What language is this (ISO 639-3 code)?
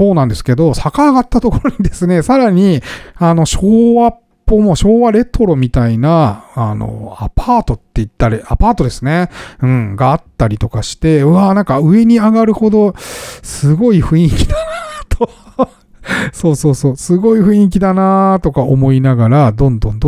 jpn